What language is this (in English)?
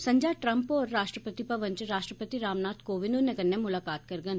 Dogri